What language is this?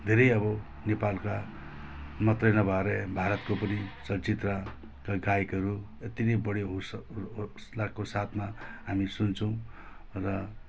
Nepali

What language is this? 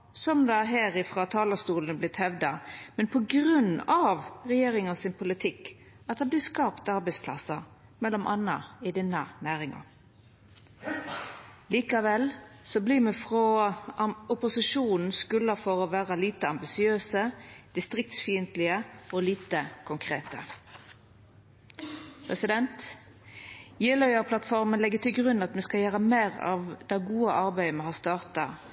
Norwegian Nynorsk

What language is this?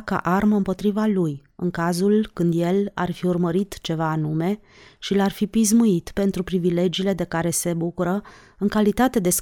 Romanian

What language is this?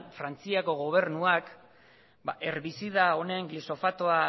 Basque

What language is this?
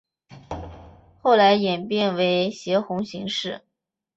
Chinese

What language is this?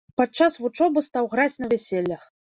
Belarusian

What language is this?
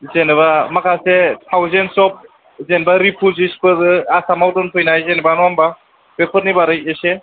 Bodo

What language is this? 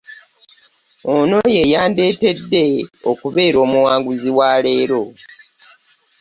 Ganda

